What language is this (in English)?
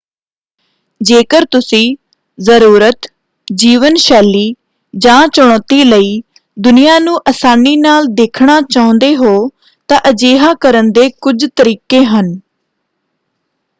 Punjabi